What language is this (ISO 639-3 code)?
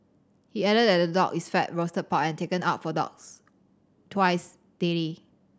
eng